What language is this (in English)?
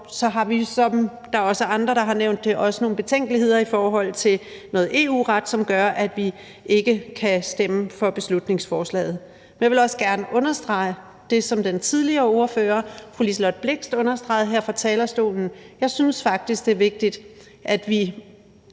Danish